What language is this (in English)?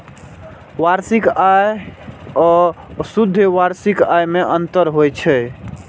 Maithili